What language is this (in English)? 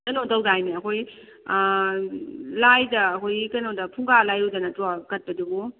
Manipuri